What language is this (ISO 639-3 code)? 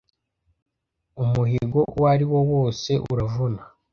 kin